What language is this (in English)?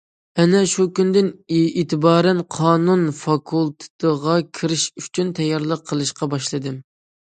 Uyghur